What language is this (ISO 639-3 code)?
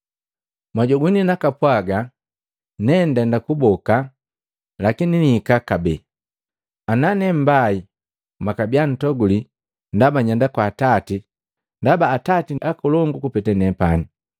mgv